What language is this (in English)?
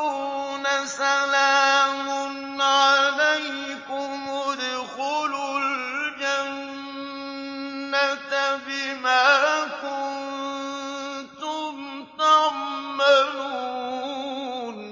Arabic